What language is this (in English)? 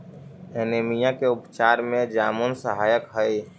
Magahi